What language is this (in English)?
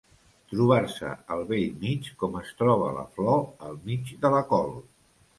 Catalan